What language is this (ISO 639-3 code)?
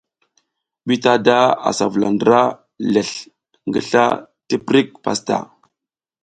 giz